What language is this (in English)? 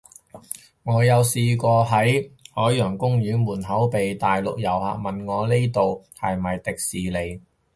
Cantonese